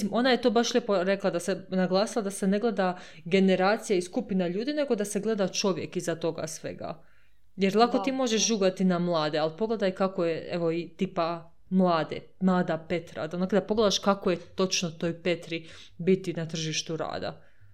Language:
Croatian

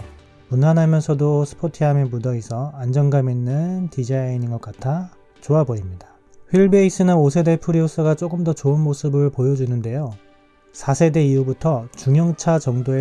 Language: Korean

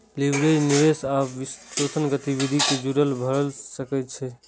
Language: Maithili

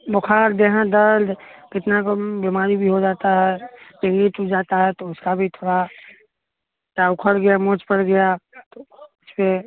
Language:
Maithili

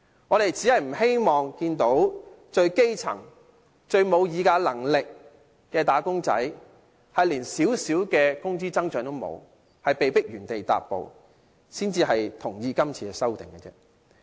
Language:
Cantonese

